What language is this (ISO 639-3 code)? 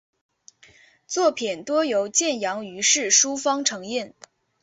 zho